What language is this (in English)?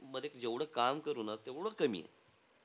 Marathi